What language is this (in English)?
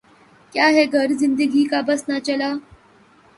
Urdu